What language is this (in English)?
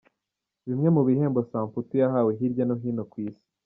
Kinyarwanda